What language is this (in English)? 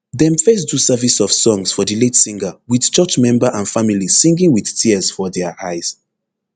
Nigerian Pidgin